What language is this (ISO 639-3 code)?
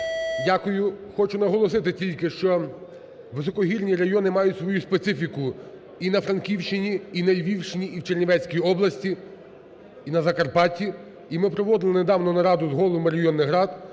ukr